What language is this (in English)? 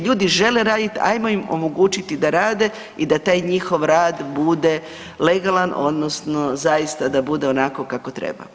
Croatian